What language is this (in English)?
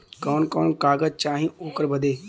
Bhojpuri